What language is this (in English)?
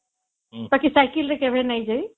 Odia